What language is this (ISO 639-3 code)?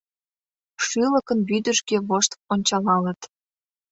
chm